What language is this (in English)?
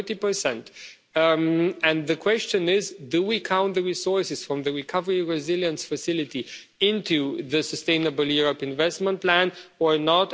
English